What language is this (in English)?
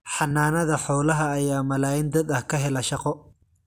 Somali